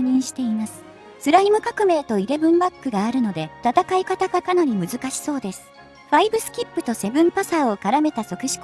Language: Japanese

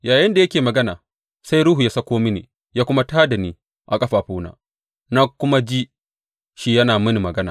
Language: Hausa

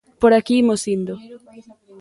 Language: Galician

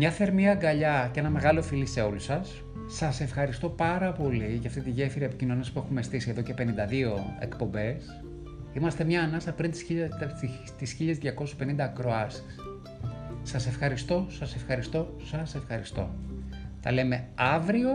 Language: Greek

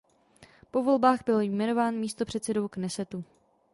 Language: Czech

